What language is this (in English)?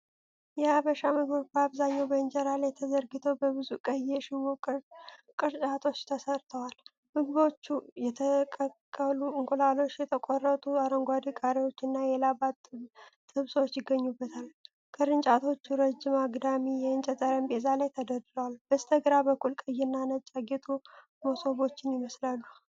Amharic